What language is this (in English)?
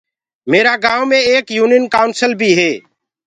Gurgula